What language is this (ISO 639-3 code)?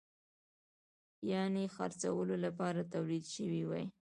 pus